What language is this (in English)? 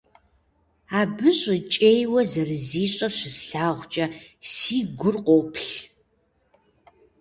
Kabardian